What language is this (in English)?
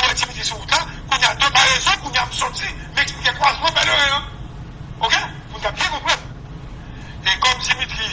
French